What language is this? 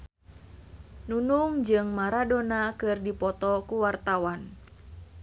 Sundanese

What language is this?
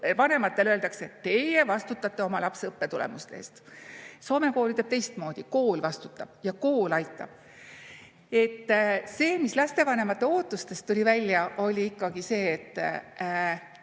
Estonian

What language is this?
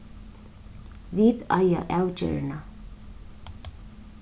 Faroese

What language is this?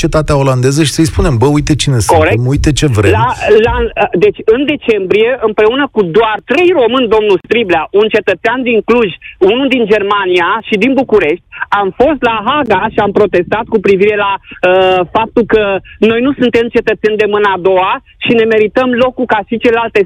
Romanian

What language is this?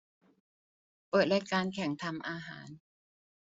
Thai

